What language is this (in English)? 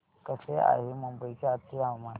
Marathi